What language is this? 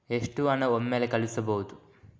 Kannada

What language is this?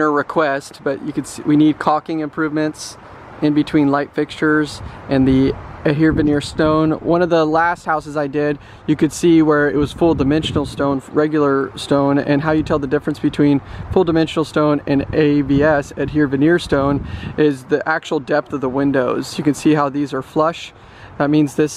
English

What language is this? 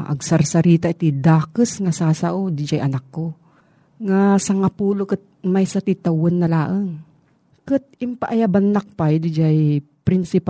Filipino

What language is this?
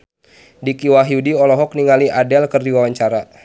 Sundanese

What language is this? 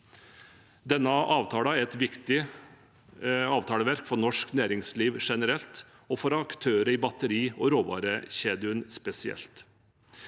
Norwegian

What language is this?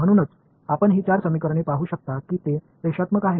Marathi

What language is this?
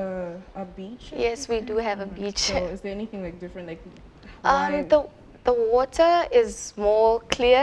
English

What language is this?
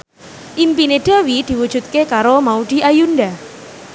Javanese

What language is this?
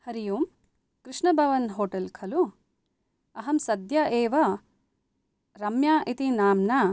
Sanskrit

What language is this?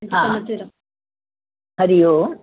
Sindhi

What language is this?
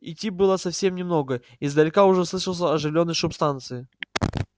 Russian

